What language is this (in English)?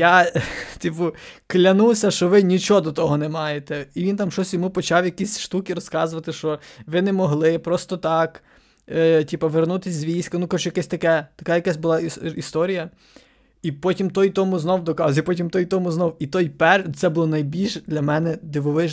Ukrainian